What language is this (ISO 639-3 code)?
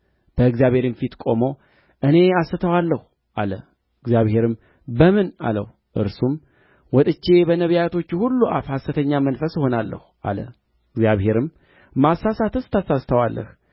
amh